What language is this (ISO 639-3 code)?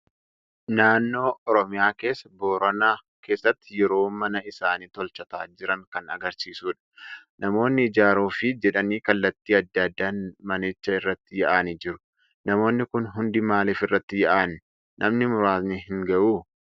orm